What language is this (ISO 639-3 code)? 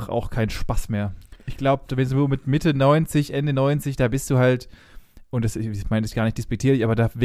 deu